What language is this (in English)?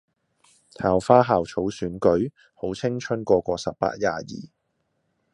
Cantonese